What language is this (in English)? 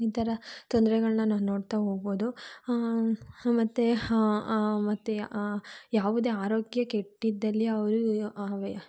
Kannada